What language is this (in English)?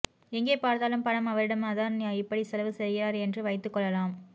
Tamil